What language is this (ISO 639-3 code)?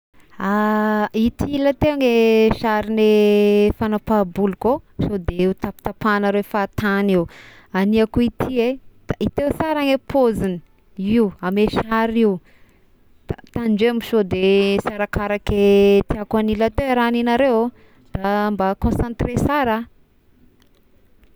tkg